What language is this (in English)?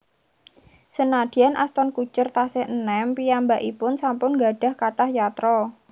Javanese